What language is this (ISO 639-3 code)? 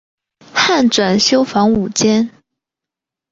zho